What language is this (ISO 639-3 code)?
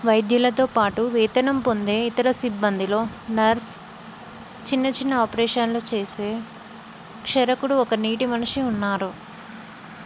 tel